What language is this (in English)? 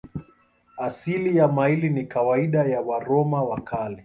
Swahili